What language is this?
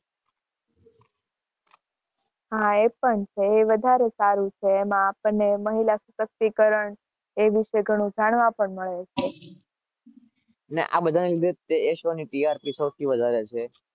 Gujarati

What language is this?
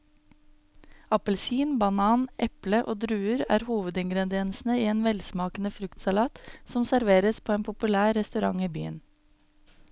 Norwegian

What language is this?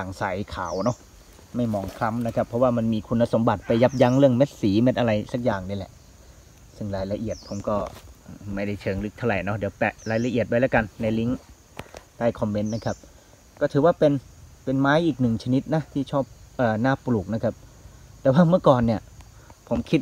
Thai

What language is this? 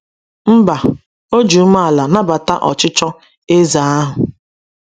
Igbo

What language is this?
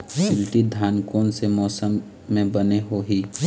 Chhattisgarhi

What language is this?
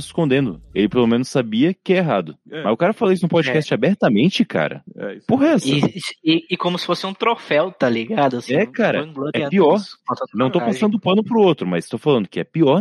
Portuguese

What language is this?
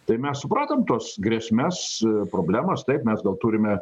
Lithuanian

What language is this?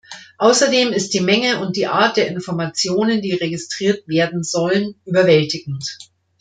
German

